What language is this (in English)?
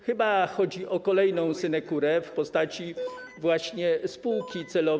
Polish